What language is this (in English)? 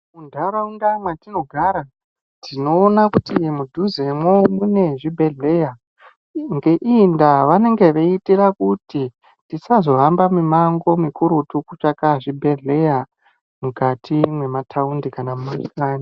Ndau